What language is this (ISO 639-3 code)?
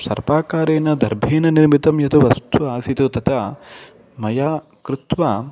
san